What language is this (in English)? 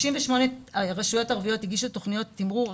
Hebrew